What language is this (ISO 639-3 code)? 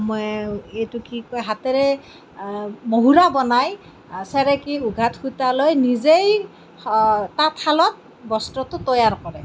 asm